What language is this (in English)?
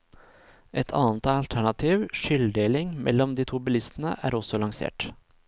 Norwegian